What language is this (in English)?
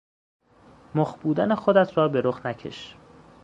Persian